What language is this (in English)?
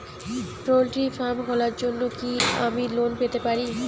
Bangla